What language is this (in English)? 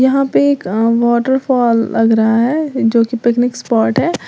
Hindi